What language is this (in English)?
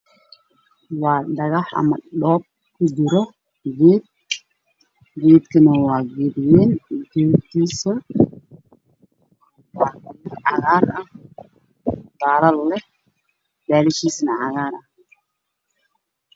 Somali